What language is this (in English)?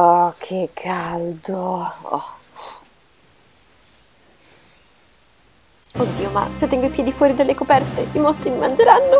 Italian